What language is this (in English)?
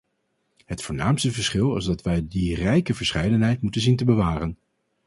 Dutch